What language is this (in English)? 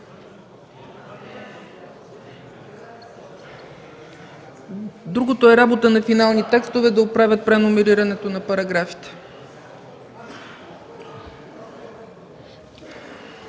Bulgarian